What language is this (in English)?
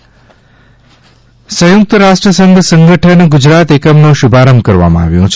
Gujarati